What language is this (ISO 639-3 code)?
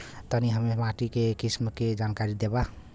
bho